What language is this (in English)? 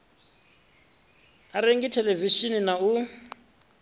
Venda